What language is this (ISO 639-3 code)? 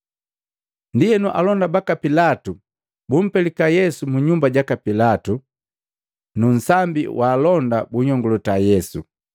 mgv